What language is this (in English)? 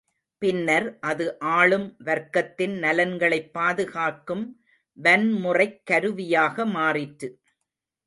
Tamil